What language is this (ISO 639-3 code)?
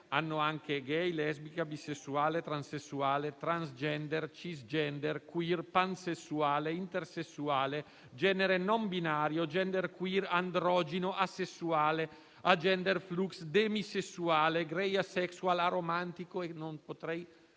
ita